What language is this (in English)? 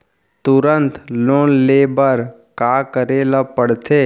Chhattisgarhi